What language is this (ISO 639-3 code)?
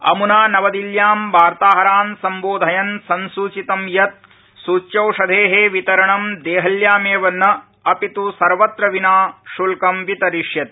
san